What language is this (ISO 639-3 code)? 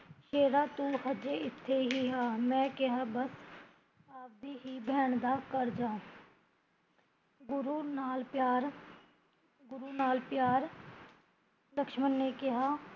pan